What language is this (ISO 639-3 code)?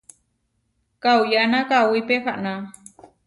var